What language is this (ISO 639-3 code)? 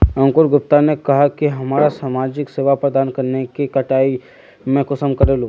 mag